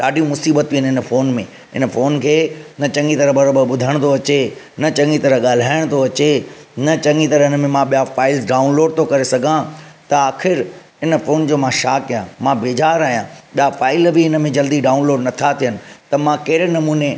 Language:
Sindhi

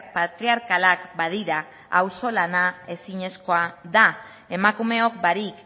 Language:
Basque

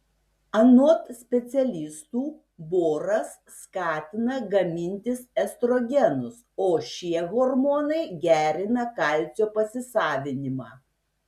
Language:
Lithuanian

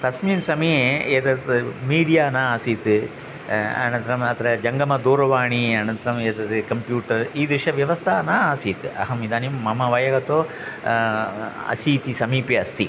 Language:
Sanskrit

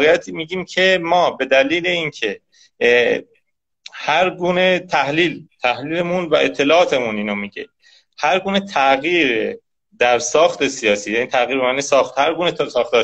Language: Persian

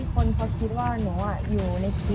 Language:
Thai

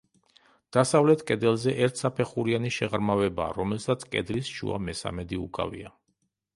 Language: Georgian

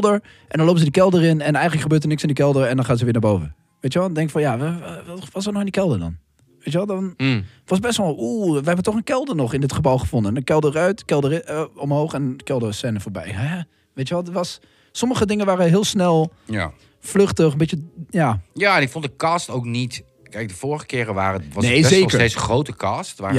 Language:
Dutch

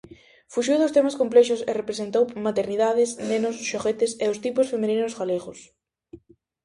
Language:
Galician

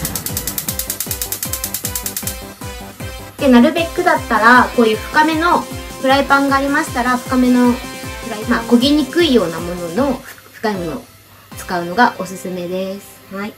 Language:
Japanese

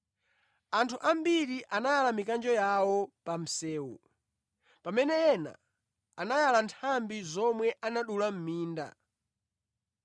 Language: Nyanja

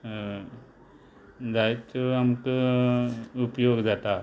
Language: Konkani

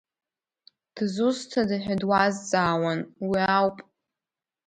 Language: Abkhazian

